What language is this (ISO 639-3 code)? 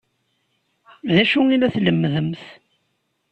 kab